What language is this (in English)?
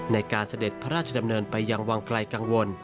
Thai